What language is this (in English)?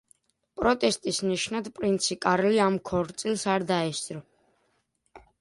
Georgian